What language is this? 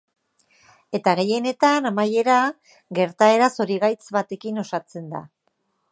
Basque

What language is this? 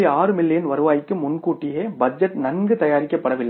Tamil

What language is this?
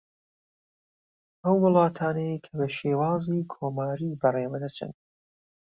Central Kurdish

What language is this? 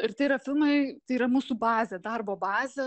Lithuanian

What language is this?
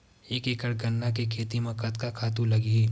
Chhattisgarhi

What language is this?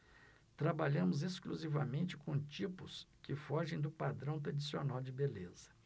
Portuguese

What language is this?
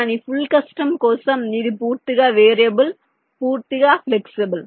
Telugu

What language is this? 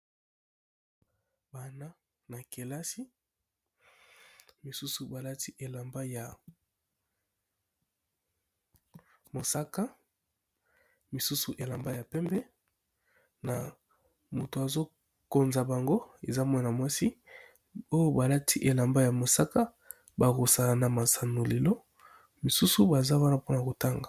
Lingala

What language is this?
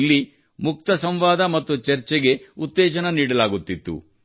Kannada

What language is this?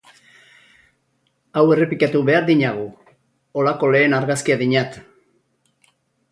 Basque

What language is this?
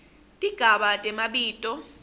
Swati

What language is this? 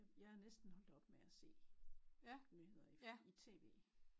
Danish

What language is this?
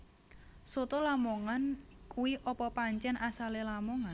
Javanese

